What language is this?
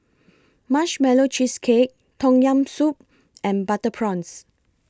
English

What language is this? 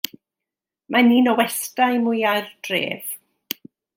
Welsh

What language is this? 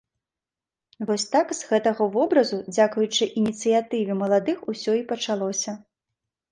Belarusian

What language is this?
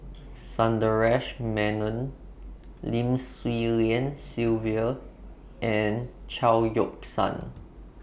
English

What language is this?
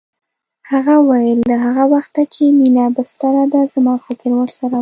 Pashto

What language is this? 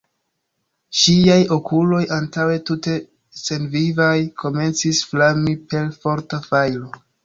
Esperanto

